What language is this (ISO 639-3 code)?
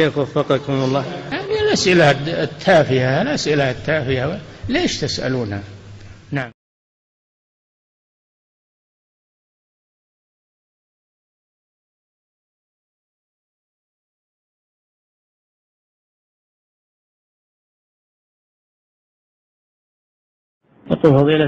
ara